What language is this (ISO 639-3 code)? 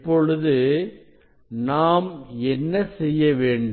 tam